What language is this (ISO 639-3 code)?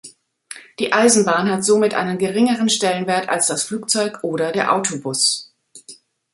deu